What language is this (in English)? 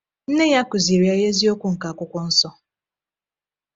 Igbo